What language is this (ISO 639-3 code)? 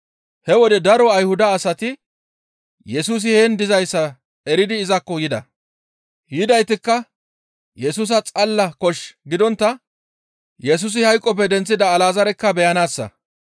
gmv